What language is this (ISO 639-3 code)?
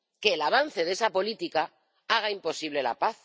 spa